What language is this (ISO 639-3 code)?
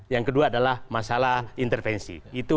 ind